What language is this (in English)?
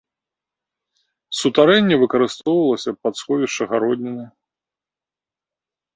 Belarusian